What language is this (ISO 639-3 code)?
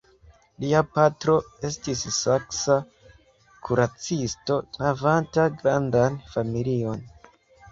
epo